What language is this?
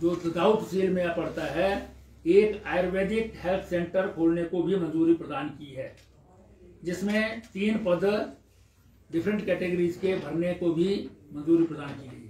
Hindi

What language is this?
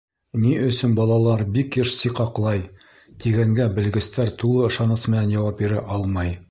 Bashkir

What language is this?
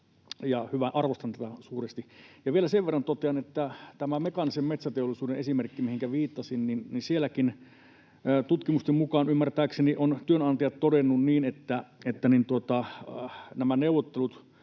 Finnish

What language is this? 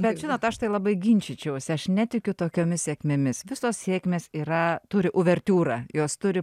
Lithuanian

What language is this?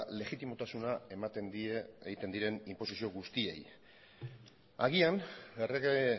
Basque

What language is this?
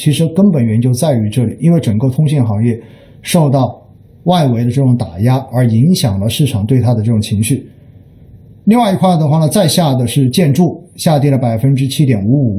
Chinese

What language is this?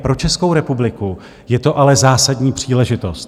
Czech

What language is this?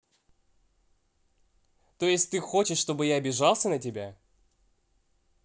Russian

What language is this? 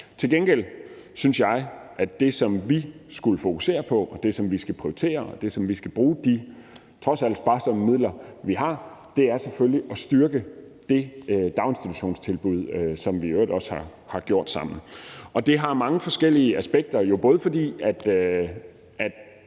Danish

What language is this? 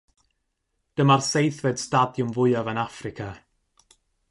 Welsh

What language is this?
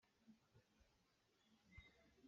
Hakha Chin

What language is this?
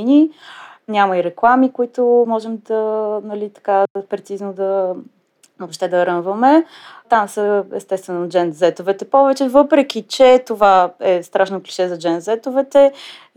Bulgarian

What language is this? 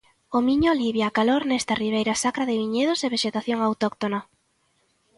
Galician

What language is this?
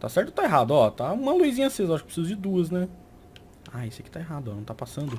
Portuguese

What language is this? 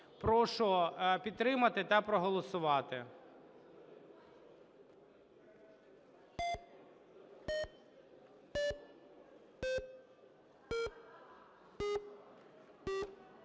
Ukrainian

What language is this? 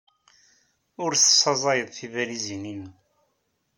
Kabyle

